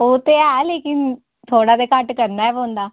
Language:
Dogri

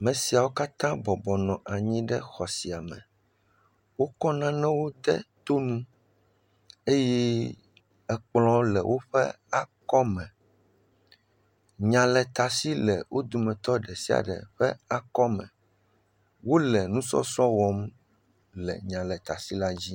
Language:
Ewe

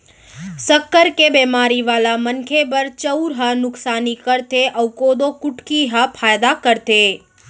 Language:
Chhattisgarhi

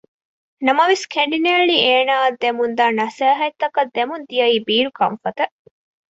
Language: Divehi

